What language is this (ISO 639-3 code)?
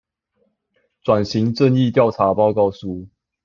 zho